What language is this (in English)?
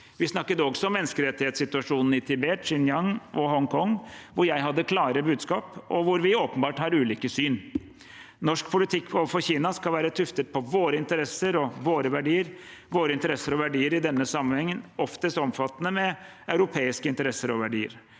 Norwegian